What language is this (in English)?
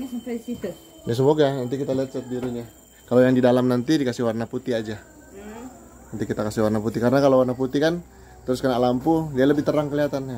Indonesian